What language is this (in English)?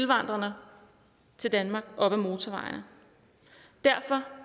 Danish